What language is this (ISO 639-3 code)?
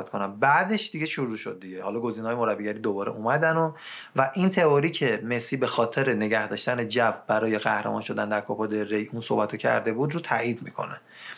fas